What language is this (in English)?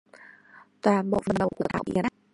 Vietnamese